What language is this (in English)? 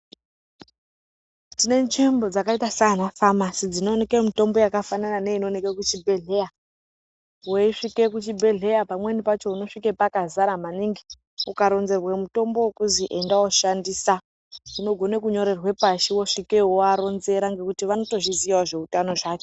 Ndau